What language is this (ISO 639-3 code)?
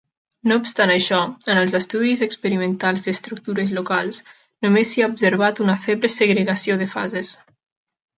cat